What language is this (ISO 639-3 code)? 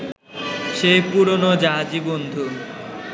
ben